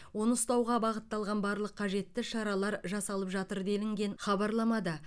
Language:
Kazakh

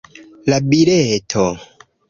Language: Esperanto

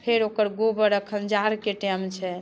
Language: Maithili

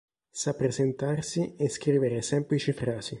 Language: Italian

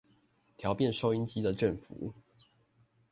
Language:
Chinese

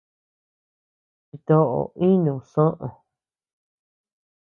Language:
Tepeuxila Cuicatec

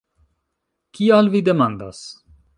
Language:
Esperanto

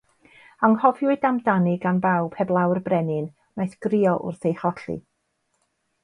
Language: Welsh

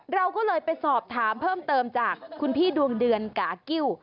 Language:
Thai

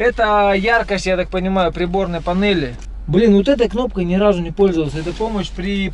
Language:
Russian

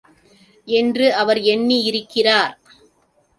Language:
Tamil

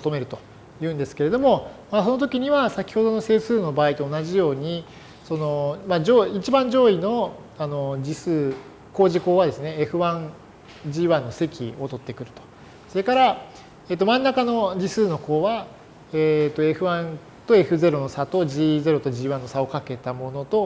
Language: Japanese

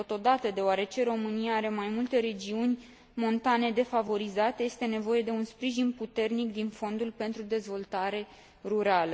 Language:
Romanian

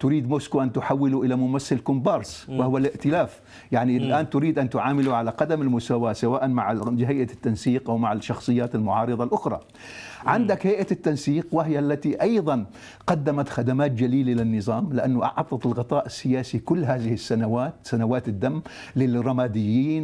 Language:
Arabic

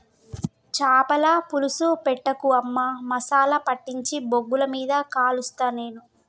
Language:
Telugu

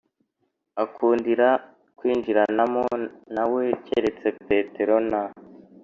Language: Kinyarwanda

